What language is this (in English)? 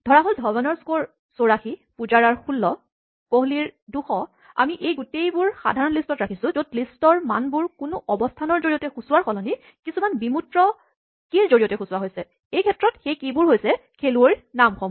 Assamese